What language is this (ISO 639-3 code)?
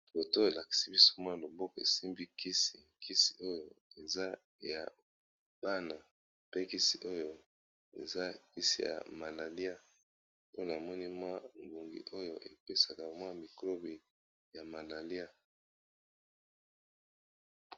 lin